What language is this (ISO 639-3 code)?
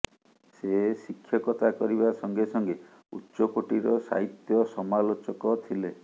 ori